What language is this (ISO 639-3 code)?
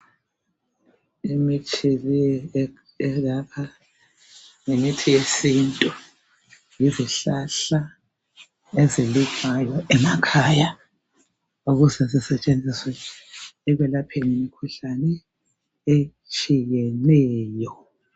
nde